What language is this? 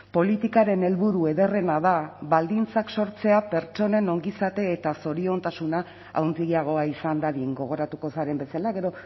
Basque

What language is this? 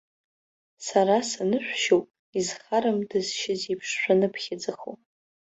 Abkhazian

